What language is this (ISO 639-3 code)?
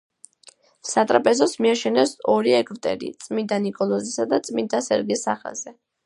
kat